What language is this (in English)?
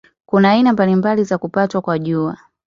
Swahili